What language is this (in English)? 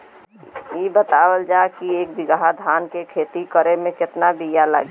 Bhojpuri